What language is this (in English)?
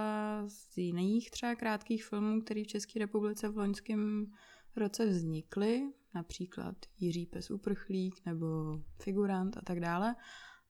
Czech